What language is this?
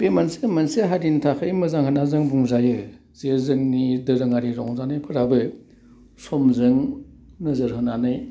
Bodo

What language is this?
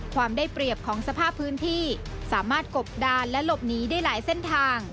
Thai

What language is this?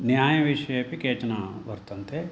Sanskrit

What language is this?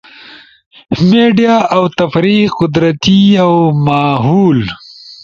Ushojo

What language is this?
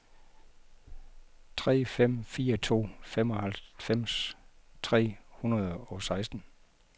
Danish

